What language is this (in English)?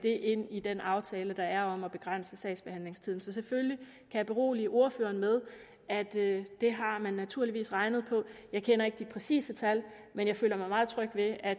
Danish